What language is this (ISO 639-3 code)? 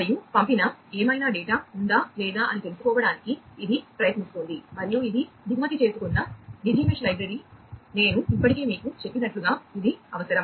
tel